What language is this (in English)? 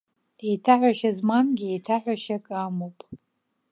Abkhazian